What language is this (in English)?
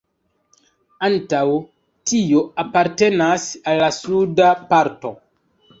Esperanto